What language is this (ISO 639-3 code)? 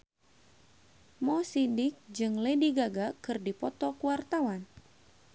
sun